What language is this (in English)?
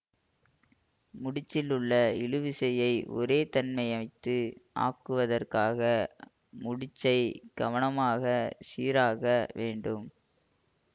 Tamil